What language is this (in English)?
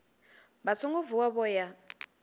Venda